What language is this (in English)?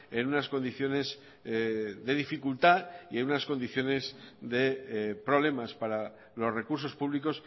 Spanish